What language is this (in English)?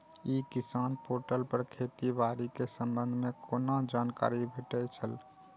Maithili